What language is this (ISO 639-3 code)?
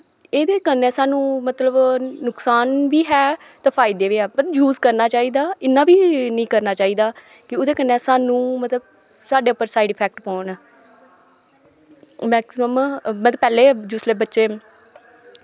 doi